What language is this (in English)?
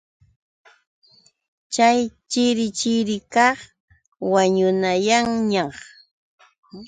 Yauyos Quechua